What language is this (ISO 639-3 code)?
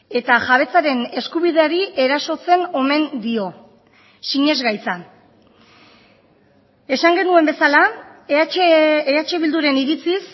eus